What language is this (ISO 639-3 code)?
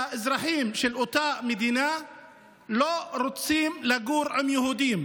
heb